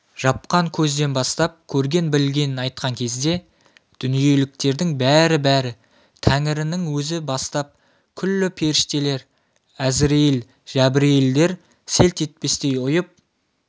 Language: Kazakh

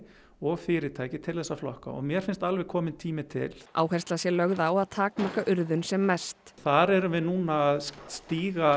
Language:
Icelandic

